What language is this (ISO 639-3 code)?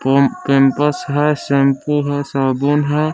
hin